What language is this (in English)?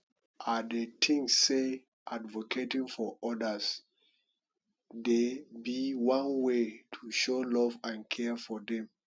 Nigerian Pidgin